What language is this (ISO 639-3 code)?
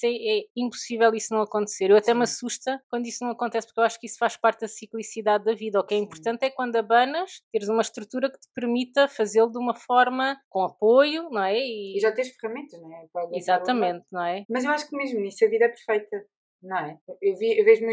por